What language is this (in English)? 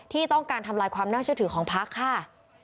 Thai